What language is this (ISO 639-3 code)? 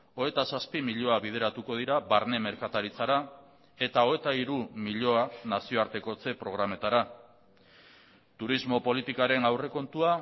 eus